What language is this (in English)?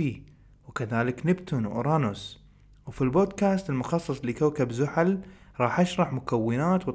Arabic